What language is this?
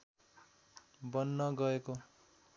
Nepali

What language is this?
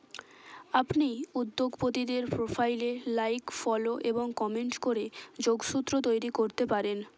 Bangla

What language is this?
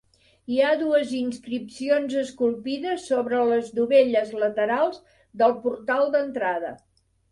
Catalan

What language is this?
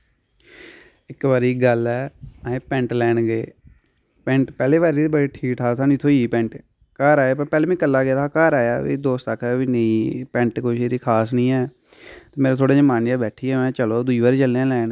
Dogri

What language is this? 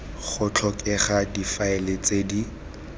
Tswana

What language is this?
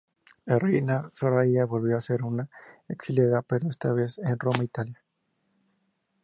Spanish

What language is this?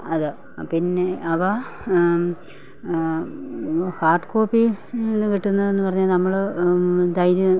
Malayalam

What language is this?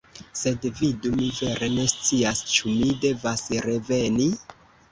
Esperanto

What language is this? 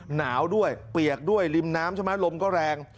Thai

